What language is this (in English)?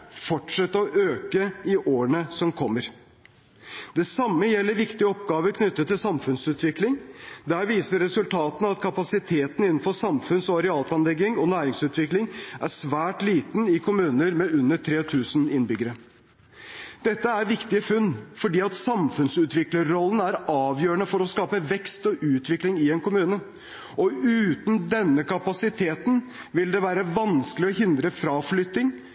Norwegian Bokmål